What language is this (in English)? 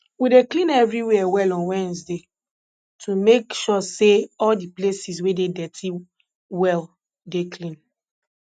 Nigerian Pidgin